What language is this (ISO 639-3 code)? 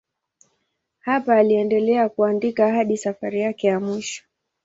swa